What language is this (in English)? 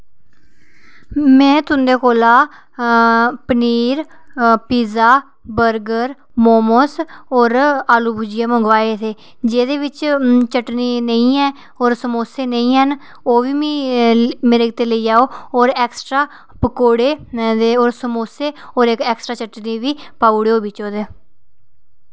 Dogri